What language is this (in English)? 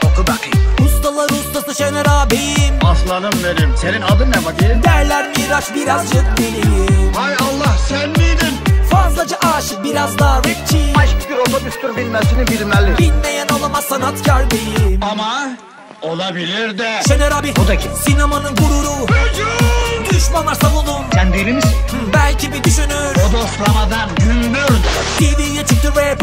Turkish